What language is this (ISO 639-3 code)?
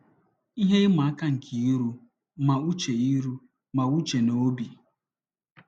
ibo